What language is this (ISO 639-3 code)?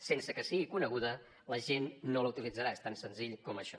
cat